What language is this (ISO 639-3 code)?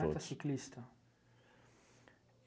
por